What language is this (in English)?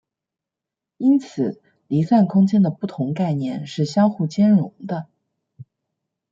Chinese